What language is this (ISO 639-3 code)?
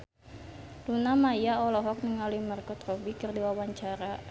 sun